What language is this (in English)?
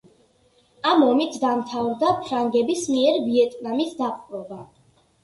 Georgian